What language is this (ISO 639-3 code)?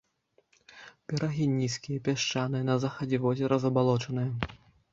bel